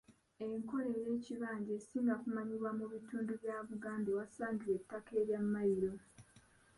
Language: Ganda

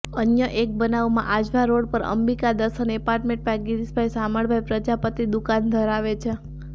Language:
Gujarati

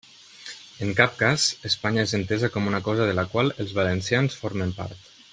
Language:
Catalan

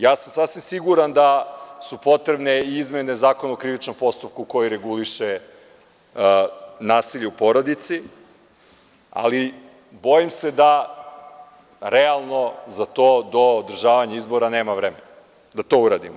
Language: Serbian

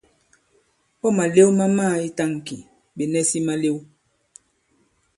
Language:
Bankon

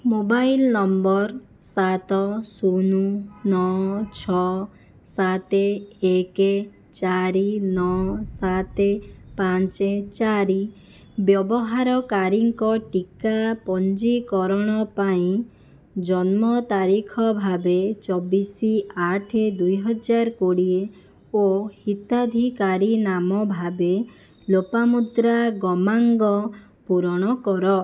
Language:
Odia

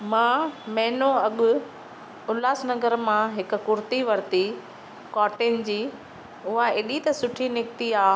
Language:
Sindhi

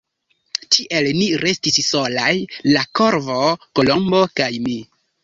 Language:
Esperanto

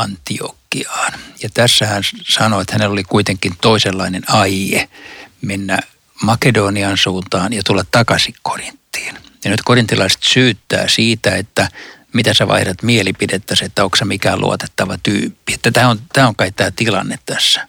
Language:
Finnish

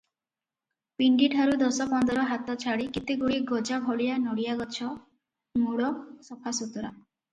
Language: Odia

